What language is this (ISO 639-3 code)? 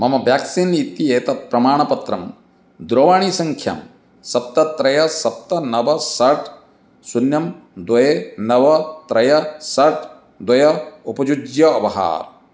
san